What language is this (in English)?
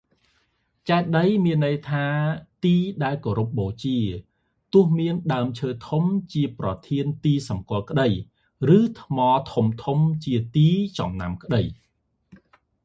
Khmer